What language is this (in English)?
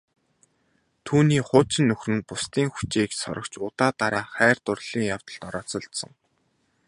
Mongolian